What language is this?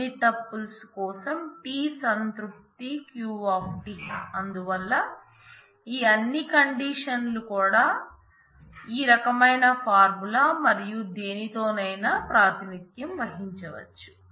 Telugu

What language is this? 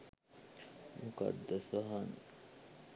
Sinhala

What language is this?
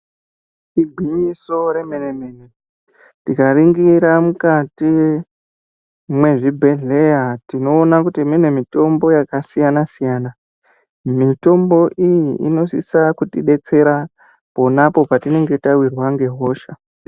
Ndau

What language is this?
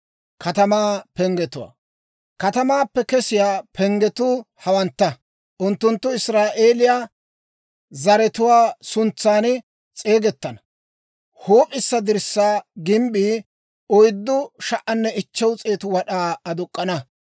Dawro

